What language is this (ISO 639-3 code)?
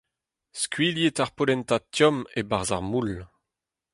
bre